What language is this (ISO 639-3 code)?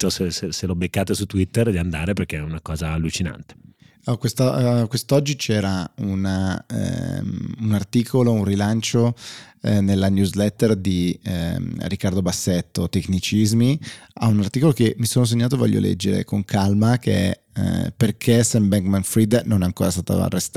ita